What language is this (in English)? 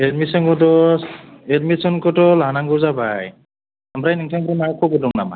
Bodo